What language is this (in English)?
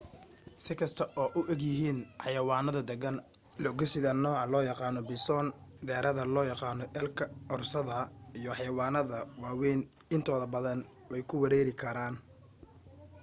Somali